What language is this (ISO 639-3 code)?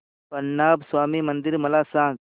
mar